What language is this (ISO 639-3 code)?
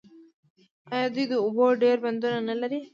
pus